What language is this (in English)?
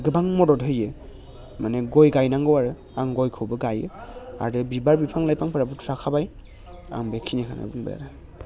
Bodo